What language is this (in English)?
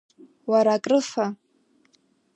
Abkhazian